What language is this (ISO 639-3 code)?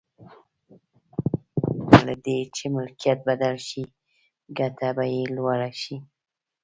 pus